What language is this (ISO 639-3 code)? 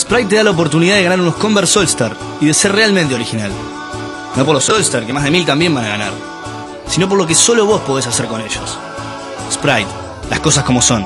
spa